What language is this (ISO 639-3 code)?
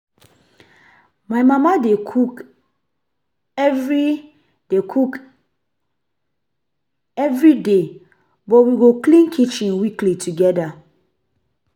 pcm